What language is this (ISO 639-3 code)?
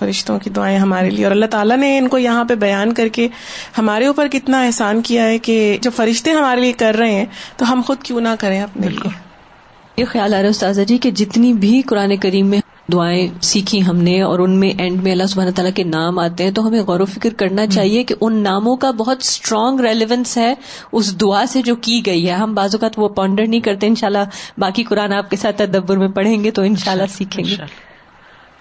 urd